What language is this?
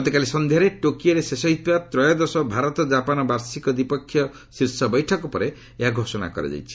Odia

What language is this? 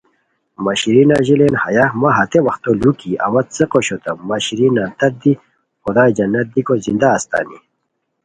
Khowar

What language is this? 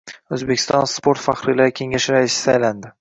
Uzbek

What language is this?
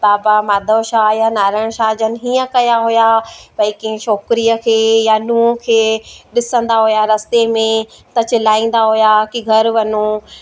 Sindhi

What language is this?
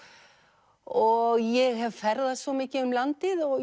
Icelandic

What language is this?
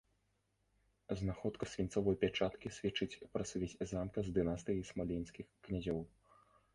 Belarusian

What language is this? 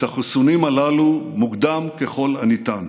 Hebrew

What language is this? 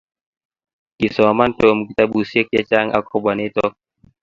Kalenjin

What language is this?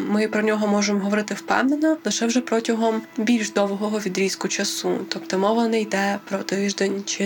Ukrainian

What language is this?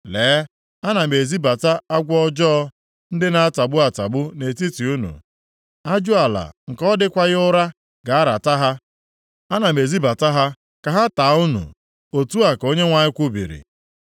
Igbo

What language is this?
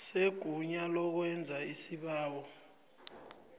South Ndebele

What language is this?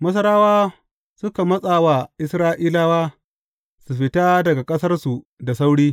Hausa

